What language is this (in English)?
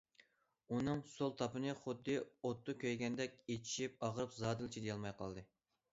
Uyghur